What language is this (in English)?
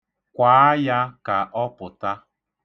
Igbo